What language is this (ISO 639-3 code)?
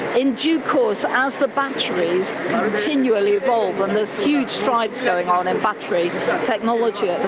eng